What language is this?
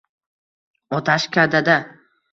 Uzbek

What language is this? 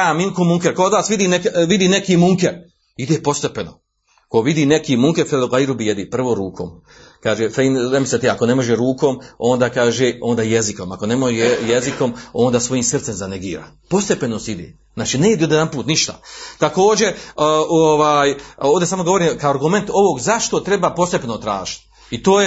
Croatian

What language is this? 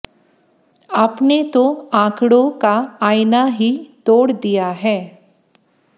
Hindi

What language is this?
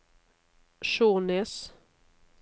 Norwegian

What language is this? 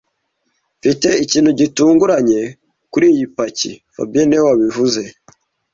Kinyarwanda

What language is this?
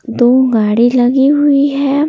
Hindi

